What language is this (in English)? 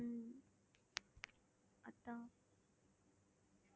Tamil